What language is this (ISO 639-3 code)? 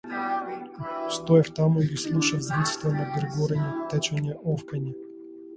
mkd